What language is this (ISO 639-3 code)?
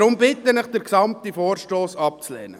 gsw